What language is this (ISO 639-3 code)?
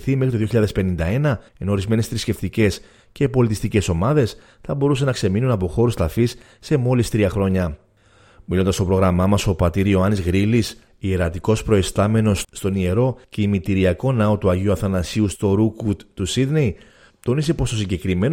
ell